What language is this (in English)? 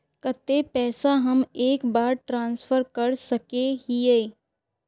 Magahi